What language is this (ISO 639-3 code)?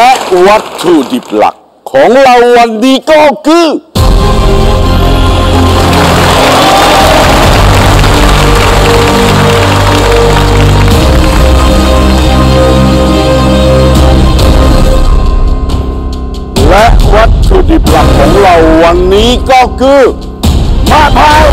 tha